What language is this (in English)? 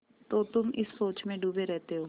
Hindi